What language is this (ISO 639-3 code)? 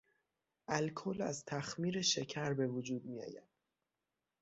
fas